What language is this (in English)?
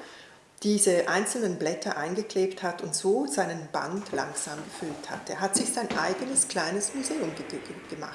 German